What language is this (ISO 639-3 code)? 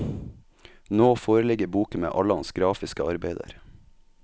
nor